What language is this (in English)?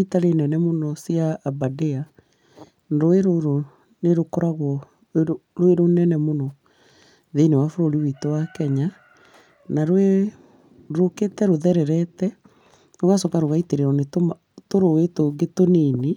Kikuyu